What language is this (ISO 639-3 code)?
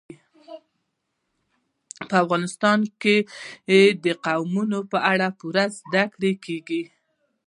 pus